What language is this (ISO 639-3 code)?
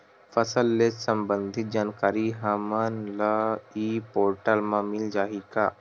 hne